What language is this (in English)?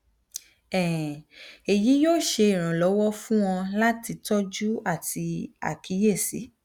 Yoruba